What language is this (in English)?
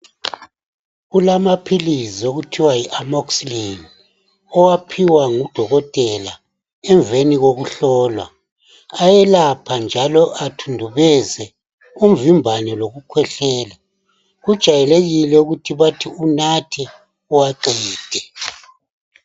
North Ndebele